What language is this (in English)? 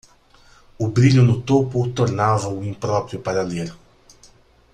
Portuguese